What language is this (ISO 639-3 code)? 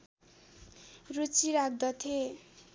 nep